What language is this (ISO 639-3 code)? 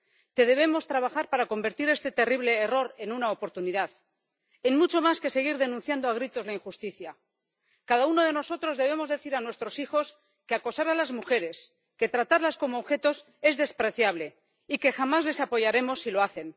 spa